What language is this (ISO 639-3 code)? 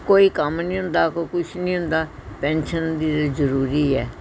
pan